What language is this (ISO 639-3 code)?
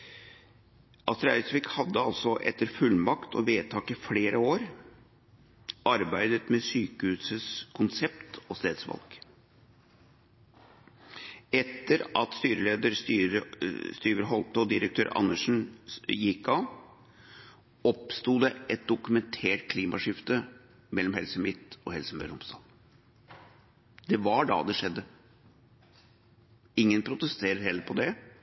nob